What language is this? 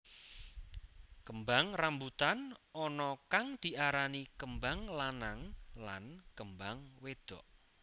Javanese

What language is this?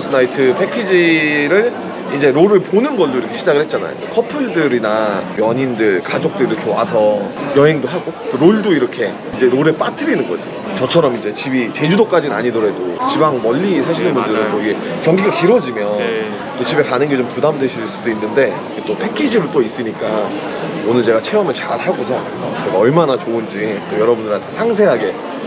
Korean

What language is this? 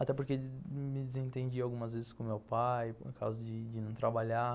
Portuguese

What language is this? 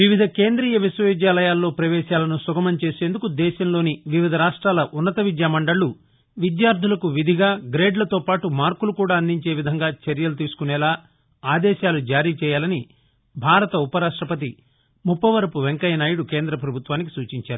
Telugu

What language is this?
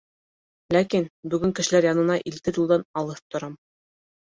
Bashkir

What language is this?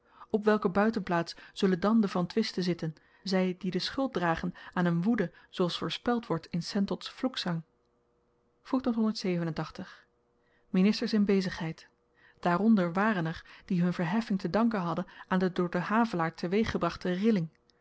Dutch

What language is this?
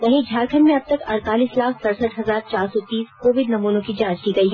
Hindi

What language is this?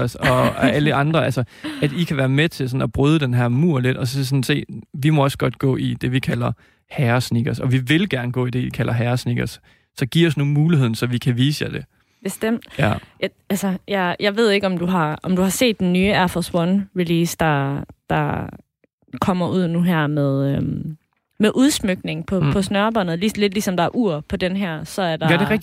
Danish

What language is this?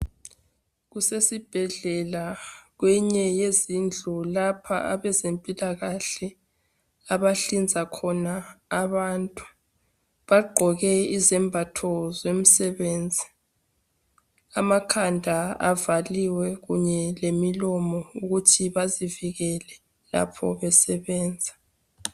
North Ndebele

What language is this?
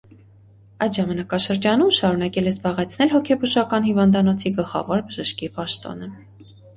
Armenian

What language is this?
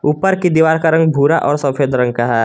Hindi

